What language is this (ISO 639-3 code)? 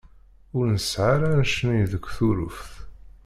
kab